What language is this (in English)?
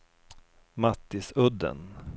Swedish